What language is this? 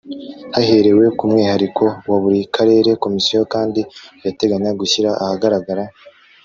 Kinyarwanda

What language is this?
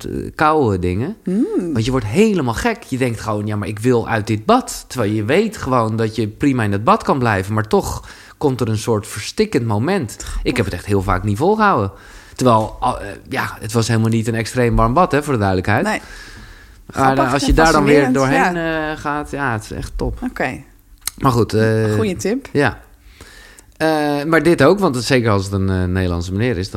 Dutch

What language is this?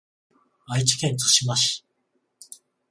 Japanese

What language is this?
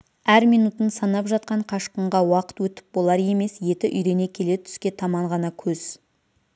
Kazakh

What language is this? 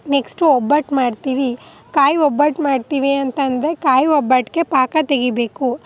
Kannada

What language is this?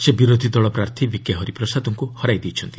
Odia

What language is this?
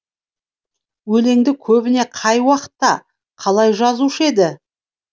Kazakh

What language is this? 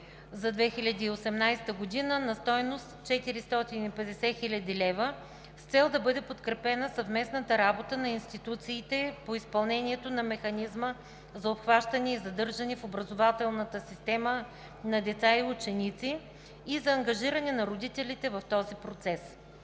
Bulgarian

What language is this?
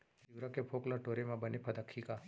Chhattisgarhi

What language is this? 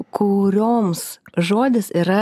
Lithuanian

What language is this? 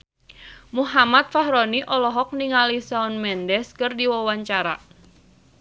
Sundanese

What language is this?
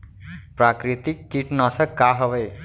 Chhattisgarhi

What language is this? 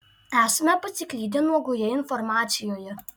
Lithuanian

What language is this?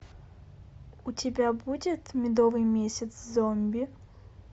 Russian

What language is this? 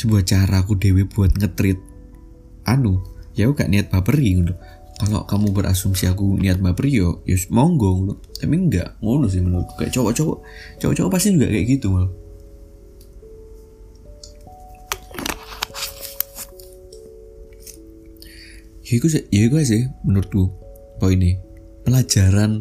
Indonesian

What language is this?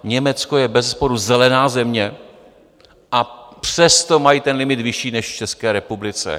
Czech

